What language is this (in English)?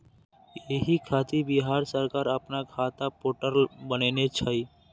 Maithili